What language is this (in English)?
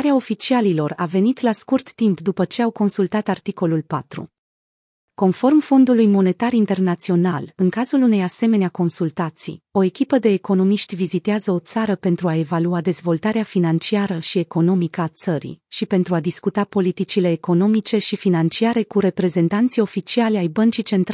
Romanian